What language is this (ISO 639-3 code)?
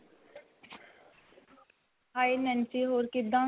pan